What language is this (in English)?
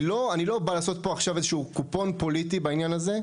Hebrew